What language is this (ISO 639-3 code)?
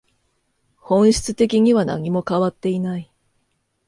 jpn